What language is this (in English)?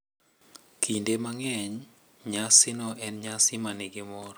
Luo (Kenya and Tanzania)